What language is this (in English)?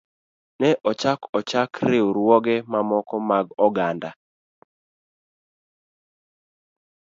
Luo (Kenya and Tanzania)